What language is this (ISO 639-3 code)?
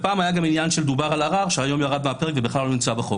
heb